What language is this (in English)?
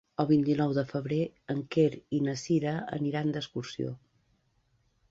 Catalan